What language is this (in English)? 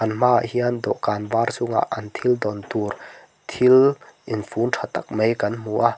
Mizo